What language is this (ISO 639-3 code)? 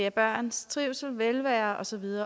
dan